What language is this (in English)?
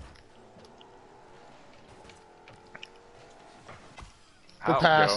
English